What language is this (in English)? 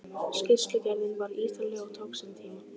Icelandic